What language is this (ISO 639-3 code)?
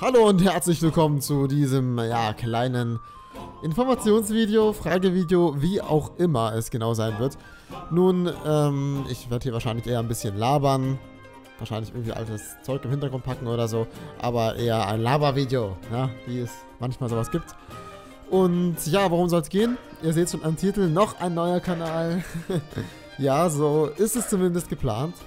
deu